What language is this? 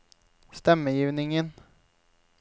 Norwegian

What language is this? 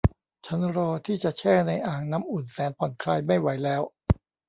Thai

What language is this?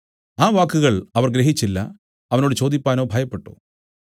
Malayalam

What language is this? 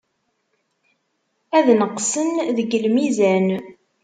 Kabyle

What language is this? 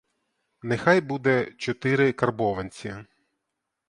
Ukrainian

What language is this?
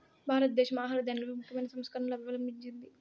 Telugu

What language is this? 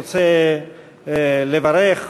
Hebrew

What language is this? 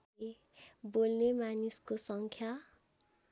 Nepali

